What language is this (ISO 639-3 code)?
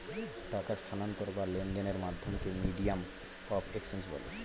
ben